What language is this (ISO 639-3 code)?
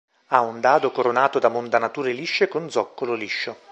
ita